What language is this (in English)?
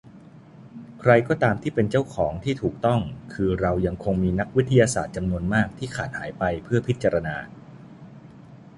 Thai